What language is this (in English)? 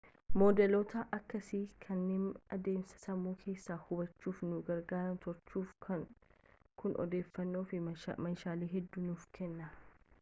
Oromo